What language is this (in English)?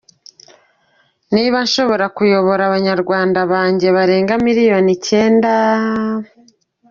Kinyarwanda